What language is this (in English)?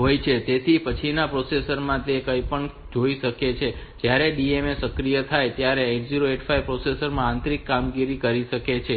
Gujarati